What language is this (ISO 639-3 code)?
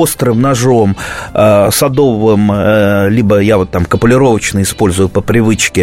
rus